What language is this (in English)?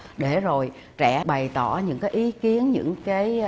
Vietnamese